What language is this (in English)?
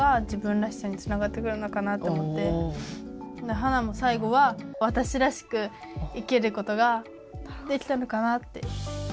Japanese